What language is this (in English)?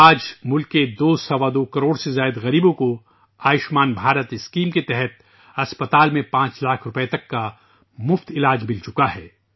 Urdu